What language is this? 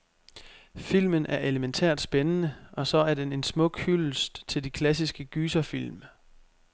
Danish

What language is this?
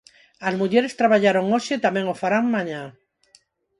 Galician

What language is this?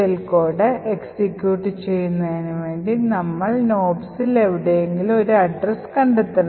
Malayalam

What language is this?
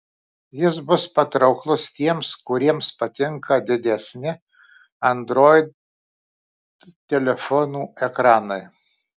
Lithuanian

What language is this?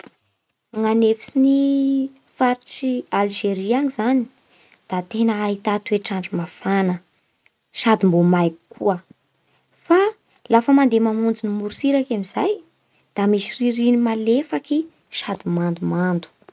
Bara Malagasy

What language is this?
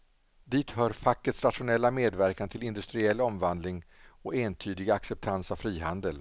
Swedish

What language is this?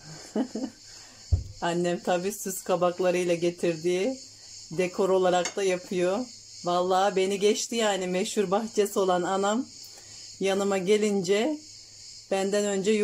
Turkish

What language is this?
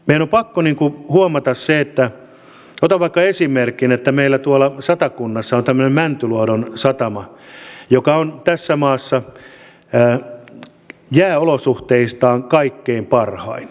Finnish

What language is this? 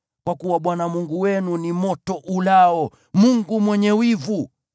Swahili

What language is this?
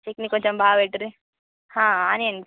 Telugu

